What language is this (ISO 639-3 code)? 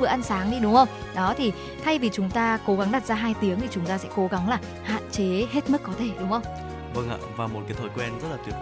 vie